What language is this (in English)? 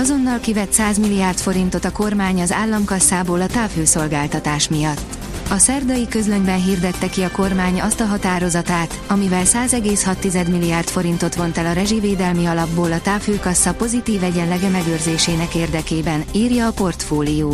Hungarian